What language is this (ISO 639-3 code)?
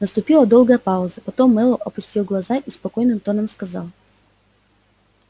rus